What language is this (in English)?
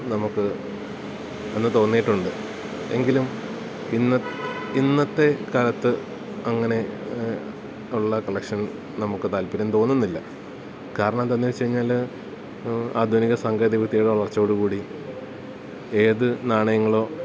Malayalam